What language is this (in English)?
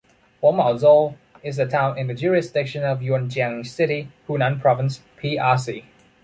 English